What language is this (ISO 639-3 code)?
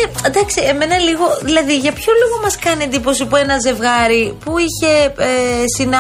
ell